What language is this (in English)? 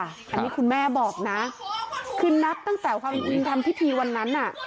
Thai